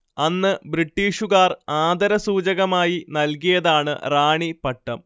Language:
Malayalam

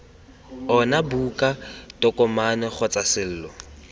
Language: Tswana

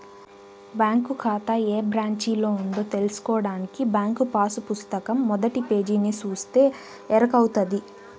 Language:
Telugu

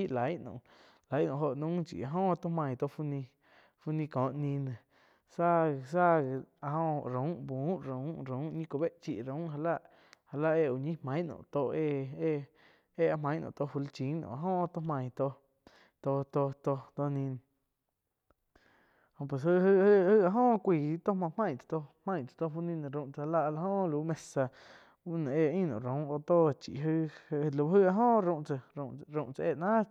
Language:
Quiotepec Chinantec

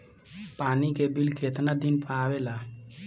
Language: Bhojpuri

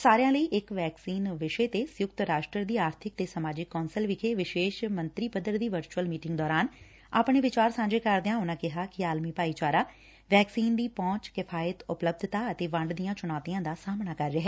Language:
Punjabi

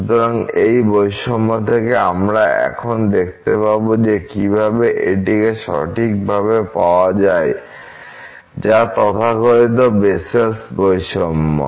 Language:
Bangla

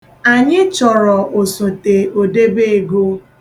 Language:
Igbo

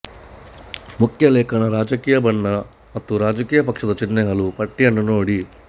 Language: Kannada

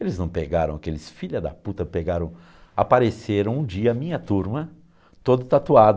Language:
Portuguese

